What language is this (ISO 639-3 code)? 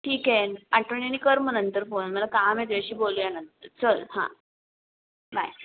mar